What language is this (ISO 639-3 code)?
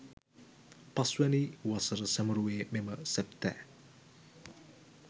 sin